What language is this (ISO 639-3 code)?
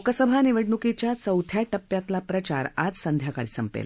mar